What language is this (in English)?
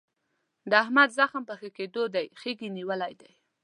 Pashto